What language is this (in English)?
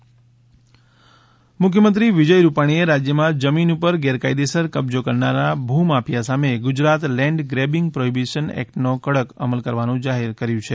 Gujarati